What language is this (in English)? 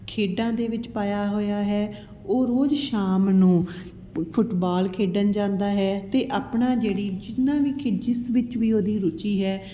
Punjabi